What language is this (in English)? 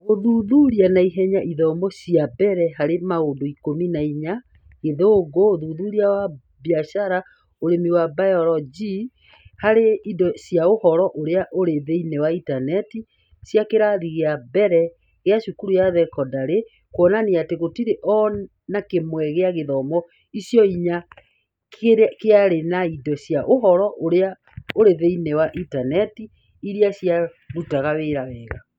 Kikuyu